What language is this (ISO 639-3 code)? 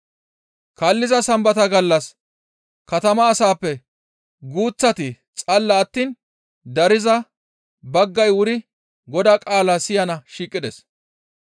gmv